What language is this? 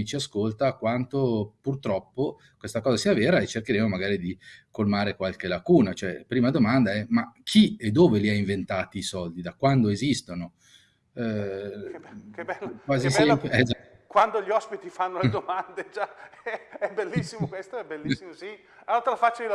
Italian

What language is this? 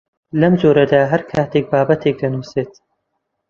Central Kurdish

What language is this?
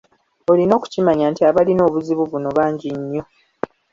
Ganda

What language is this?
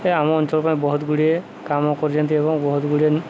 Odia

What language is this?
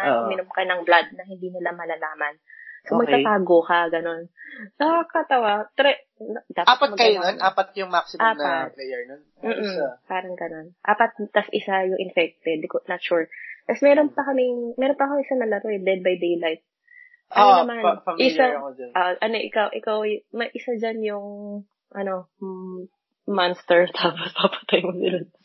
Filipino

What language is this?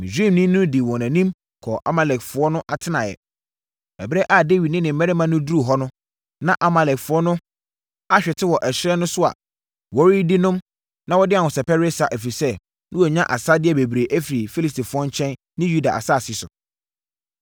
Akan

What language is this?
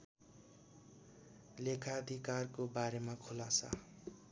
Nepali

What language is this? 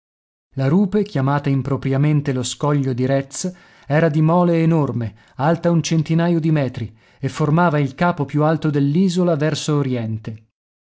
Italian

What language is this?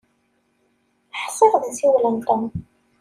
Kabyle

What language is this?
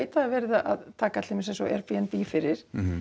Icelandic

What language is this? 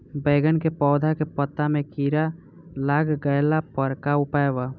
Bhojpuri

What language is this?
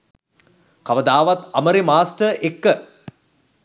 Sinhala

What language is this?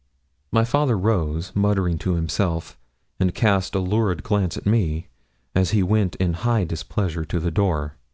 English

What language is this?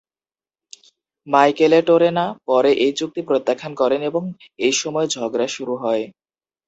Bangla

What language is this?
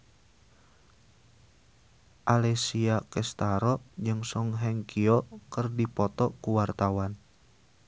Sundanese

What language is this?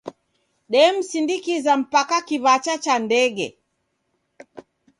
Taita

